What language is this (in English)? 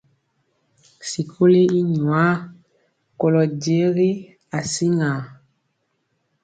Mpiemo